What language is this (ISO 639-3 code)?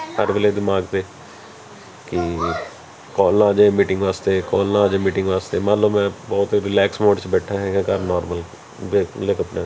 pan